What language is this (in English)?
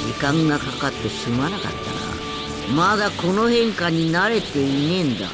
Japanese